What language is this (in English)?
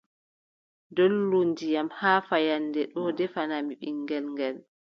Adamawa Fulfulde